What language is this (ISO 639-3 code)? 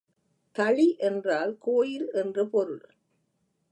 tam